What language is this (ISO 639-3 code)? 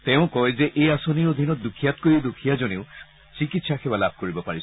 asm